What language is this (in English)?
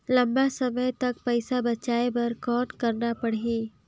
Chhattisgarhi